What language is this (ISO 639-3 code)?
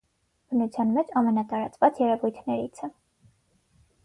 hye